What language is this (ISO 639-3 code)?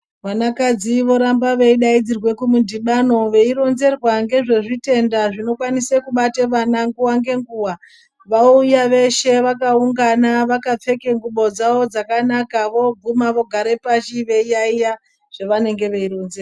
ndc